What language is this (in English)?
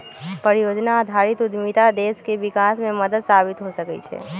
Magahi